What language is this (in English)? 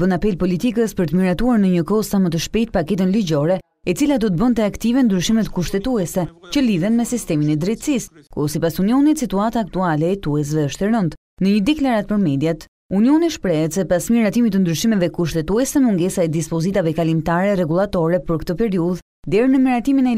Romanian